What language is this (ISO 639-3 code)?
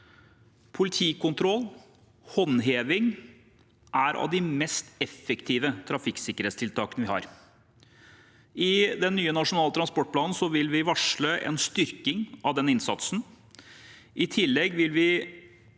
nor